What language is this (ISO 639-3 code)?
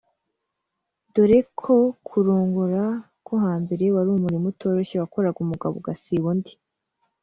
kin